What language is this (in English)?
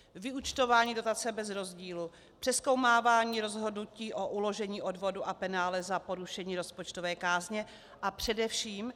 Czech